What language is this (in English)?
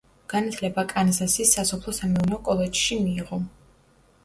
Georgian